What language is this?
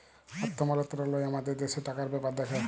Bangla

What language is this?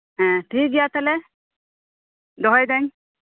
Santali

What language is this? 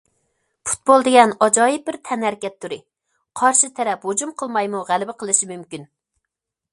Uyghur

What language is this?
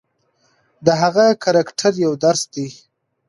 Pashto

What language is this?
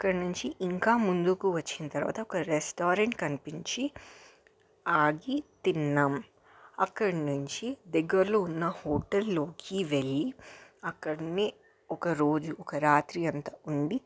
Telugu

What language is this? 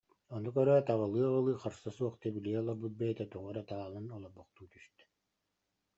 Yakut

